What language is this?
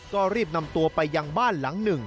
Thai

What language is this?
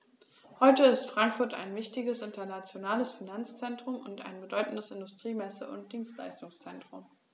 German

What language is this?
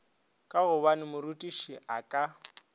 Northern Sotho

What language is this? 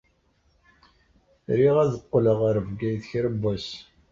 Kabyle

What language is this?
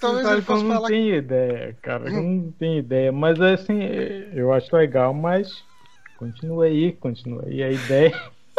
Portuguese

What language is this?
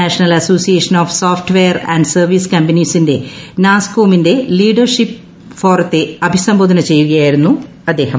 Malayalam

